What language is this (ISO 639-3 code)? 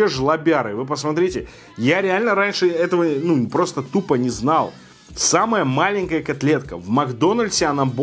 rus